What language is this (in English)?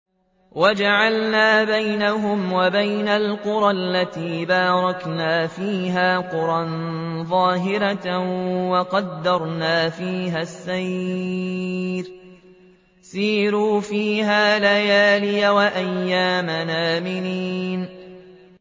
Arabic